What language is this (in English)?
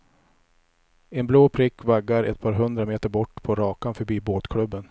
Swedish